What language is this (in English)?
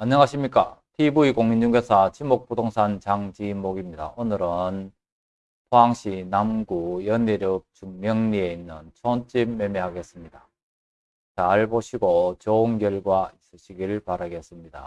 Korean